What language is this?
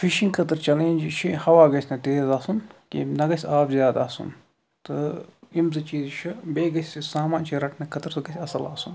Kashmiri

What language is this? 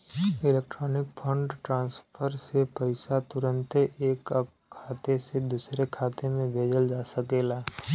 Bhojpuri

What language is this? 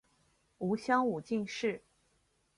Chinese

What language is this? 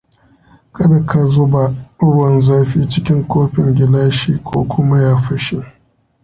Hausa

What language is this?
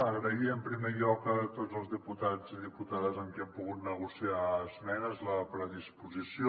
Catalan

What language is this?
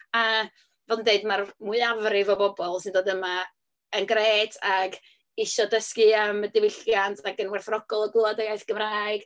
Welsh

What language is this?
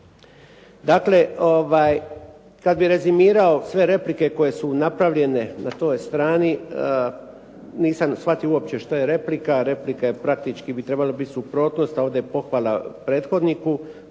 Croatian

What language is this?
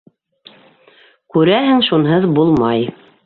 Bashkir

